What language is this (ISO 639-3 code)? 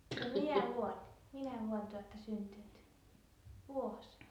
fin